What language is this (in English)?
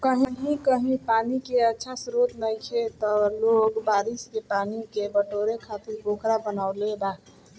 Bhojpuri